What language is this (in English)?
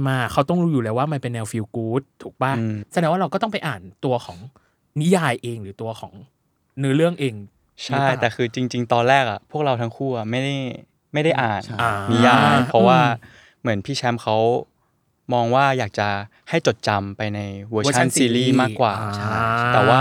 Thai